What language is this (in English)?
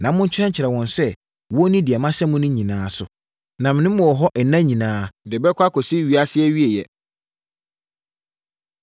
Akan